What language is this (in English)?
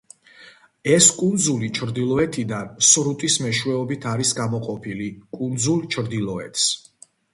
Georgian